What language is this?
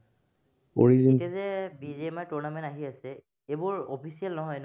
Assamese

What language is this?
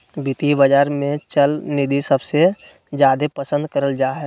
Magahi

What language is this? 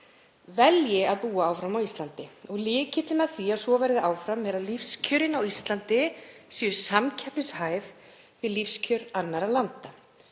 Icelandic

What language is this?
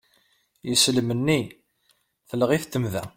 Kabyle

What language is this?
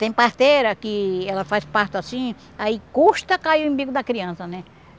Portuguese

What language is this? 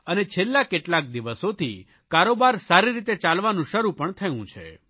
Gujarati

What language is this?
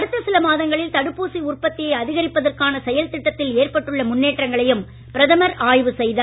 Tamil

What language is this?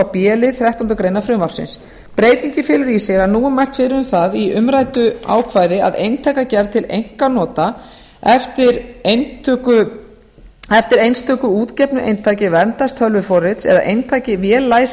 Icelandic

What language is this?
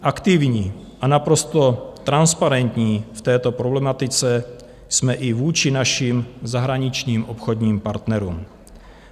Czech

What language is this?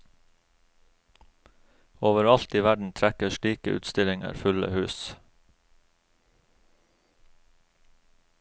Norwegian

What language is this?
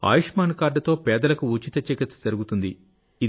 Telugu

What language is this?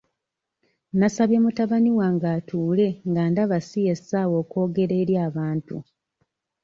Ganda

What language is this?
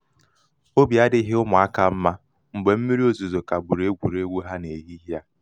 Igbo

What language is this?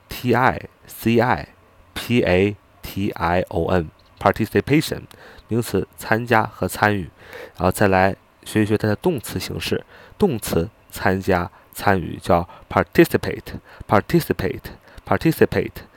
Chinese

